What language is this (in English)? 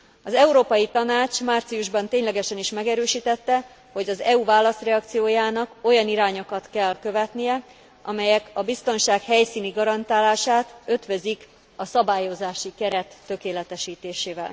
Hungarian